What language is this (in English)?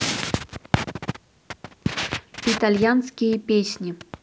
Russian